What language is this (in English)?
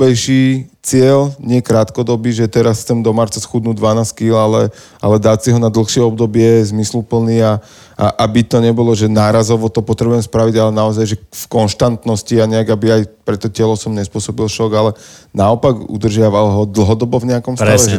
Slovak